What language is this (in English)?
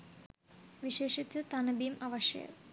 Sinhala